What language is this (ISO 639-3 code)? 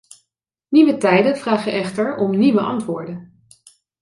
nld